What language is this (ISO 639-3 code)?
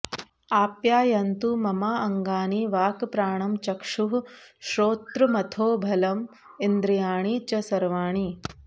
san